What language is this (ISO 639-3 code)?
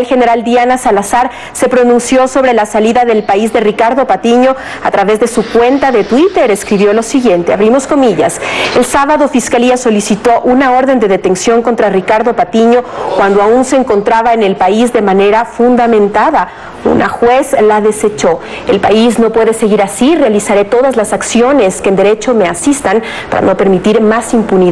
spa